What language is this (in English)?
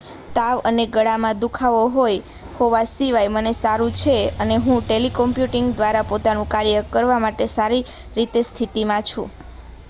Gujarati